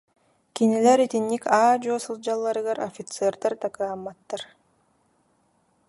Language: Yakut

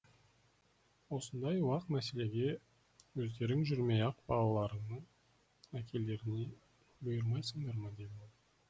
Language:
Kazakh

